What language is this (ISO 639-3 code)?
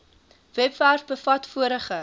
afr